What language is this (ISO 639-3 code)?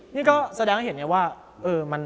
tha